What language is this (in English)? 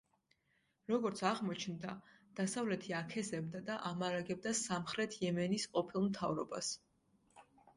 Georgian